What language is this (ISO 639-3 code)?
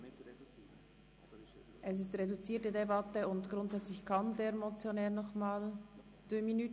gsw